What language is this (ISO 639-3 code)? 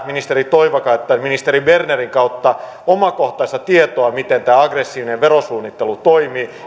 fin